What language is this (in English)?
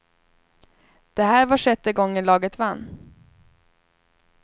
Swedish